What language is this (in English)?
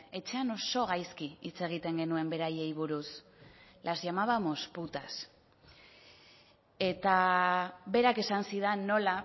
Basque